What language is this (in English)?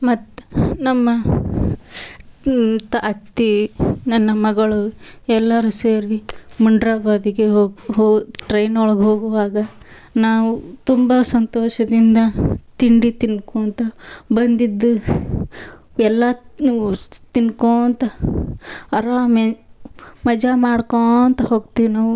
Kannada